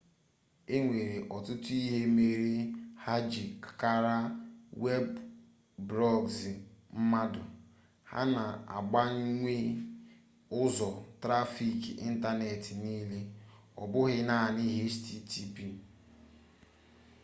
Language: Igbo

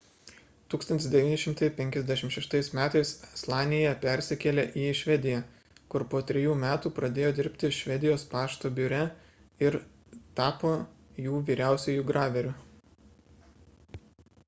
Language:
Lithuanian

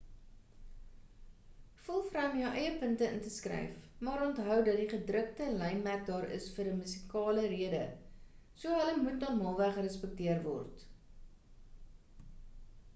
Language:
Afrikaans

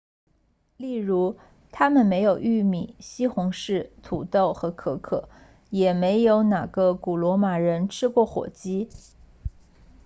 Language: Chinese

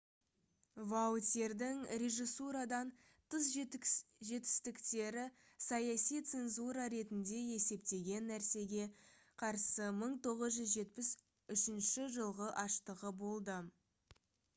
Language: Kazakh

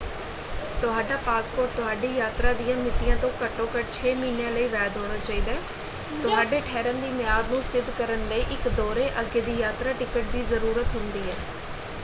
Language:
Punjabi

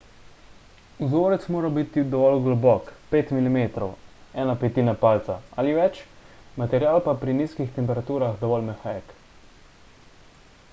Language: Slovenian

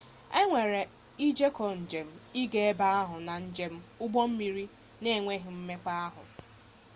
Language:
Igbo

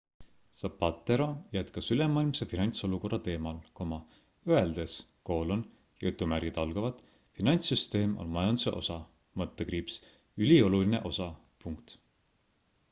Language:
Estonian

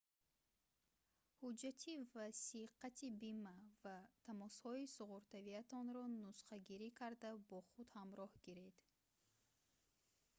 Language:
Tajik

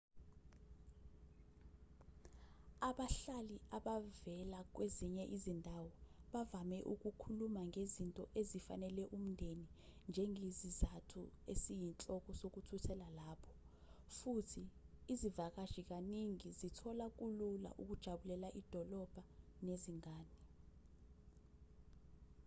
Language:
Zulu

